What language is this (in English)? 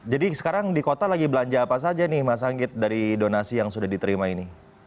Indonesian